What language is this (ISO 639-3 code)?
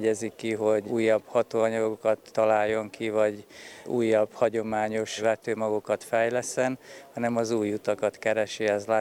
hun